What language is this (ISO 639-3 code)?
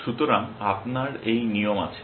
ben